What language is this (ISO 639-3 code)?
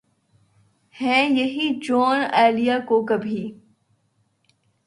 urd